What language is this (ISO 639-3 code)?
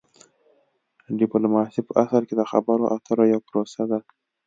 pus